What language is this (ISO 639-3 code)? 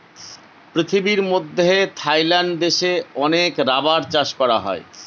ben